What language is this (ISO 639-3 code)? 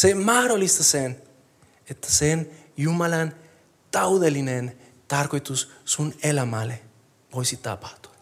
fin